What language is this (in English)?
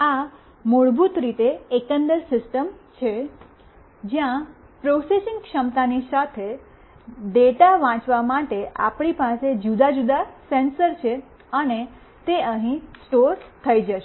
Gujarati